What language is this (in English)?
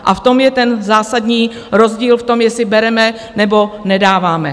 Czech